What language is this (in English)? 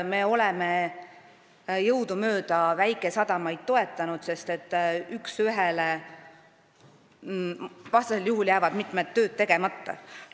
Estonian